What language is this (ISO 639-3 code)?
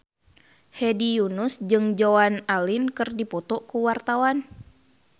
sun